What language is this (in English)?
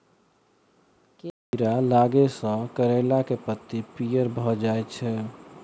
Maithili